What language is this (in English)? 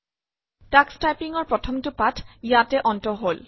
Assamese